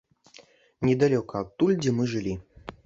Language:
Belarusian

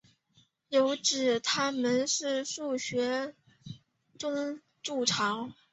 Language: Chinese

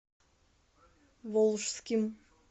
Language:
Russian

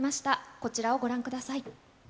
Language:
Japanese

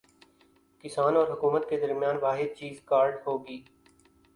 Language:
Urdu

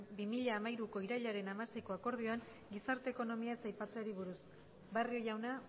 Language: Basque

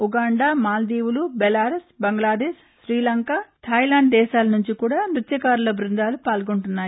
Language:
Telugu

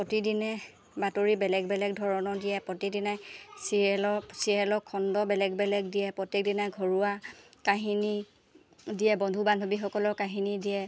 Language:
Assamese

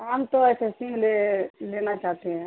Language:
Urdu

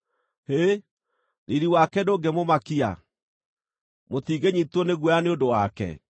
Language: Kikuyu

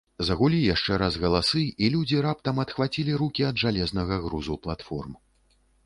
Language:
Belarusian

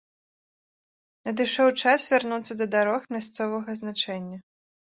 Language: Belarusian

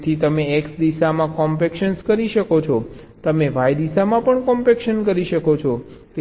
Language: Gujarati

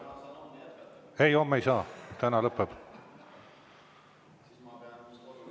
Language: Estonian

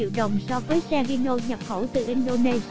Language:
Vietnamese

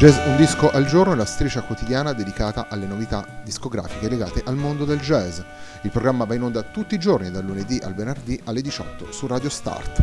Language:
Italian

